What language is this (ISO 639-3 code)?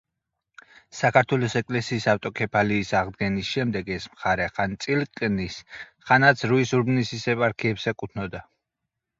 kat